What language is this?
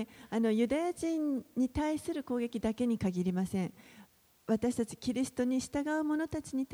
Japanese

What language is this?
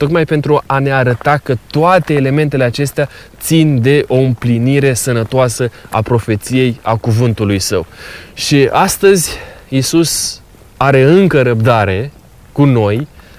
Romanian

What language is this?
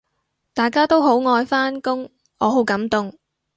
Cantonese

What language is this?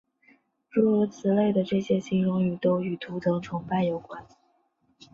Chinese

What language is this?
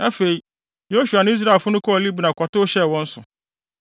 Akan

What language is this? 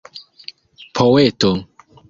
Esperanto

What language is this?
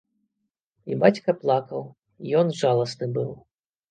Belarusian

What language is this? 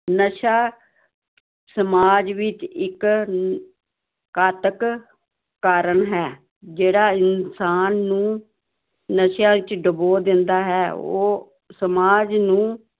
Punjabi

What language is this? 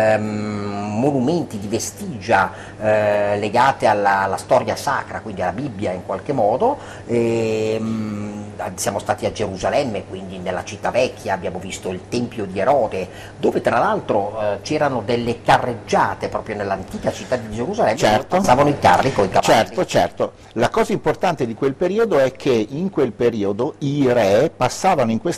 Italian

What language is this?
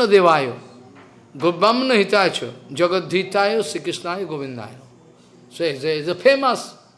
English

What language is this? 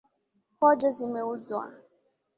Swahili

